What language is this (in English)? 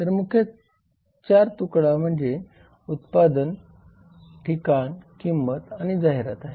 Marathi